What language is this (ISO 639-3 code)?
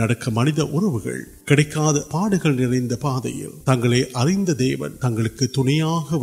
urd